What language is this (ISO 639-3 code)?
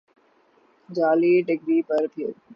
urd